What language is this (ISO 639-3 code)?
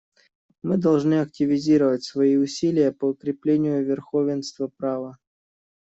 rus